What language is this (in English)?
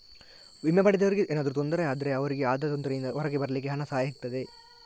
Kannada